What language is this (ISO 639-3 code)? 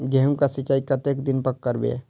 mai